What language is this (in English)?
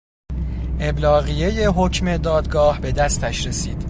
Persian